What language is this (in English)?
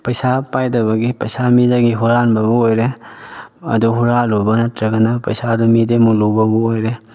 Manipuri